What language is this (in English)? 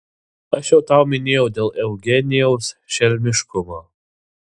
Lithuanian